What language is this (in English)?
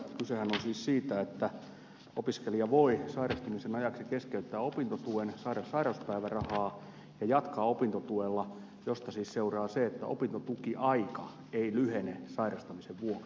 Finnish